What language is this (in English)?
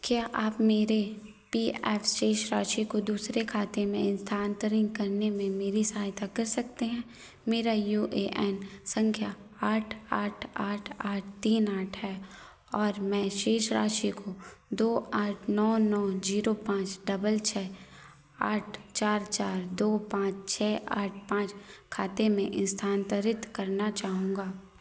Hindi